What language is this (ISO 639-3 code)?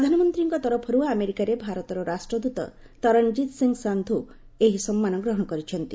ori